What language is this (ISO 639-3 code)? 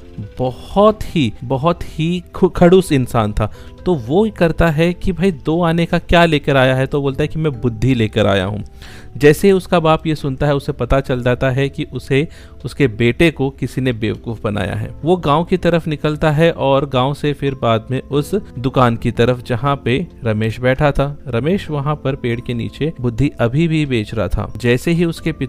hin